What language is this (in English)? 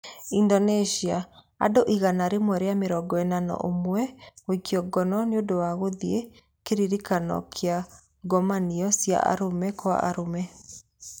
Kikuyu